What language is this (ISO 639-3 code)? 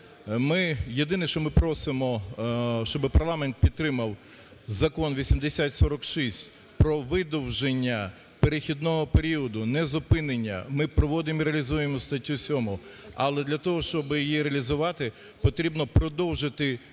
ukr